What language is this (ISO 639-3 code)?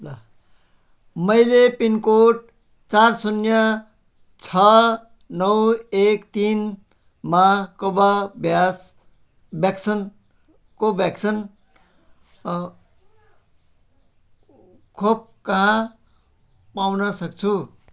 nep